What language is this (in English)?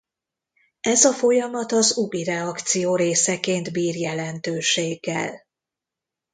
Hungarian